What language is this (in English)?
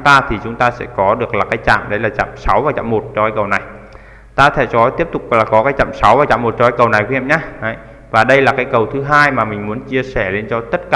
Vietnamese